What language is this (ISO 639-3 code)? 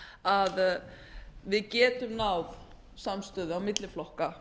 isl